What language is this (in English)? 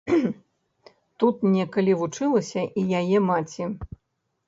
Belarusian